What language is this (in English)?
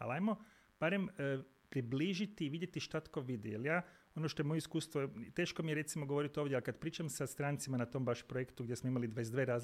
Croatian